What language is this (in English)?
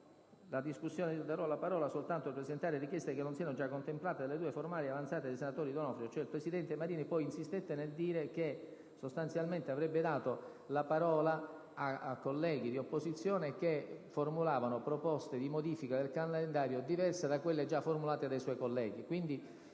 Italian